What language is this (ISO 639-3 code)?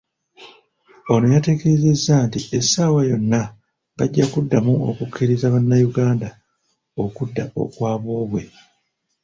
lug